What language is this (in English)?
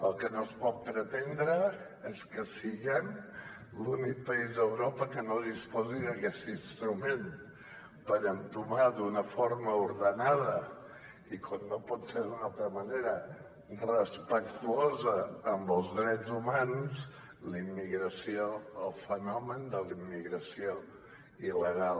Catalan